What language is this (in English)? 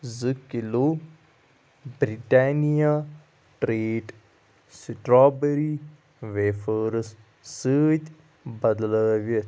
Kashmiri